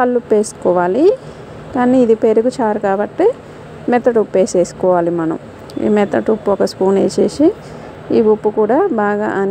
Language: Hindi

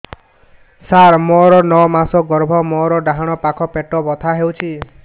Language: Odia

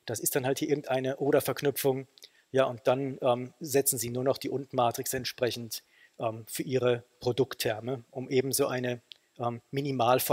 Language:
German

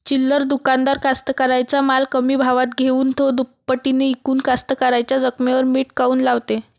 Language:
Marathi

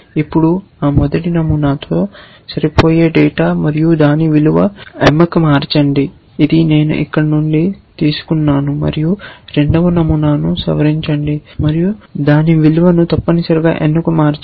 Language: Telugu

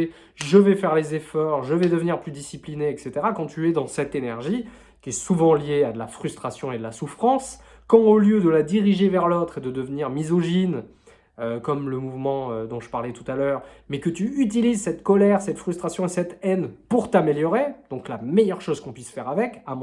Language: French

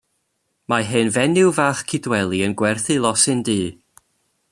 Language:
Welsh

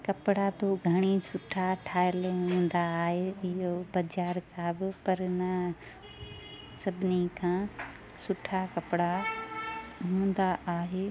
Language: Sindhi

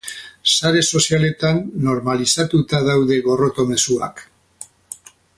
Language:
Basque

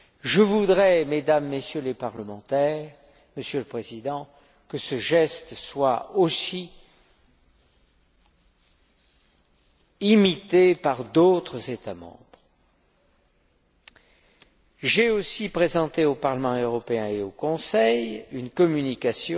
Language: French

